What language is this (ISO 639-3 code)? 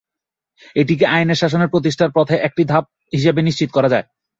ben